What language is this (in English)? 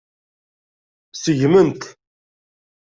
Kabyle